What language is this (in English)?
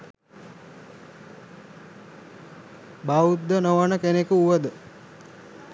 Sinhala